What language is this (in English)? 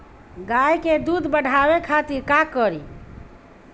Bhojpuri